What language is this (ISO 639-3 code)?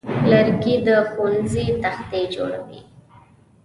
pus